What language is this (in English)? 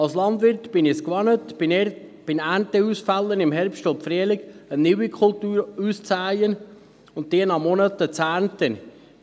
Swiss German